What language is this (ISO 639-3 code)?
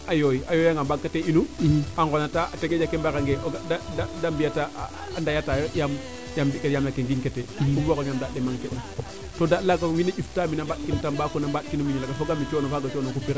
srr